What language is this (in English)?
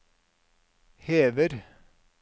Norwegian